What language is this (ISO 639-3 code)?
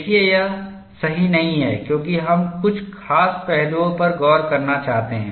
hin